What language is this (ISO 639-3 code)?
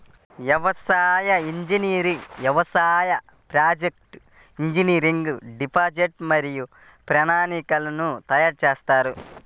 tel